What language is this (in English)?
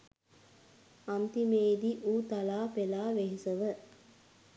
Sinhala